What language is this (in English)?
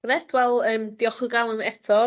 Welsh